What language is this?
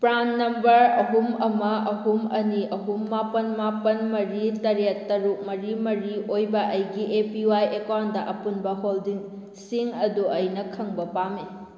Manipuri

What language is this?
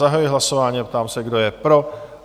Czech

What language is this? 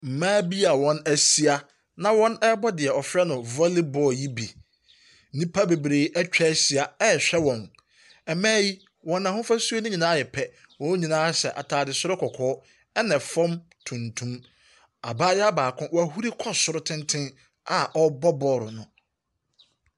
Akan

